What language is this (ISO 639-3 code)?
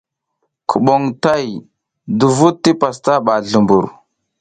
giz